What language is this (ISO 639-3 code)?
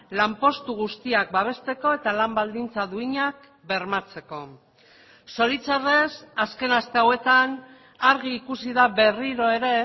eus